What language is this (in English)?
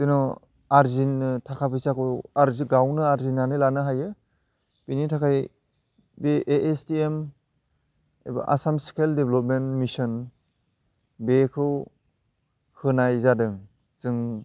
Bodo